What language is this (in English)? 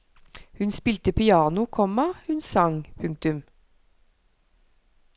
Norwegian